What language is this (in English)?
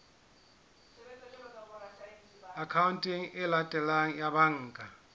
Southern Sotho